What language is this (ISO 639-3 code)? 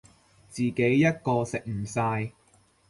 yue